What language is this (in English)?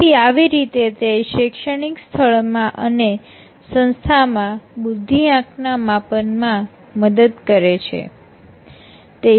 Gujarati